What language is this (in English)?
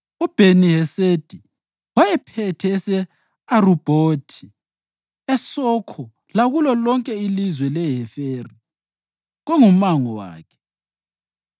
North Ndebele